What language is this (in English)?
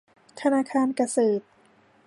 Thai